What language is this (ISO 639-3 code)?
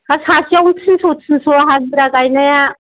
brx